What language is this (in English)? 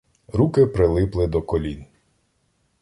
Ukrainian